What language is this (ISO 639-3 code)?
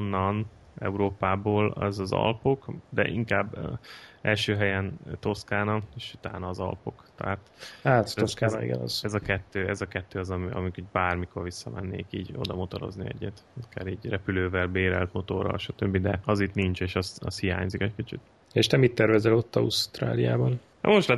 hun